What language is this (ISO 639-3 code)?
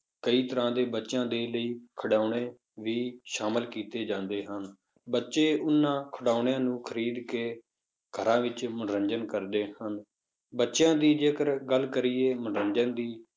pan